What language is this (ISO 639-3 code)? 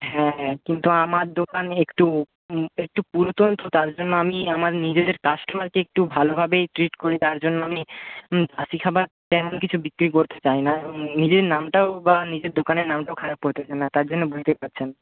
ben